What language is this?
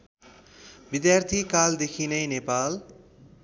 Nepali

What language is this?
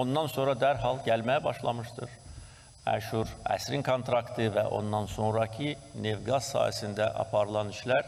Turkish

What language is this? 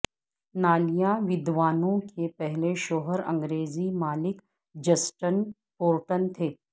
Urdu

